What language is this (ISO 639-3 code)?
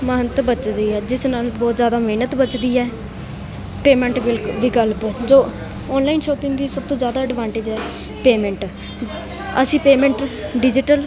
pan